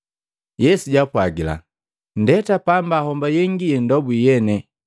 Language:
Matengo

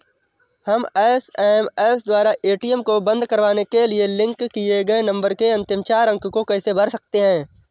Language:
Hindi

